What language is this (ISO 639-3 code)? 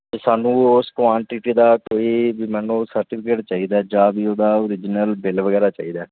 pan